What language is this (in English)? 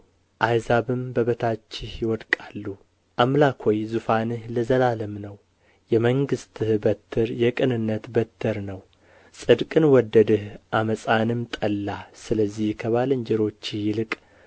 Amharic